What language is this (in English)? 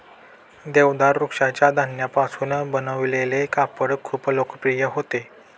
Marathi